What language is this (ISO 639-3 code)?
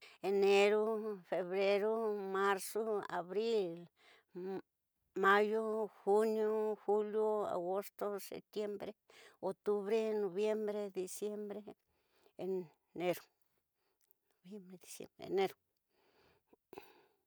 mtx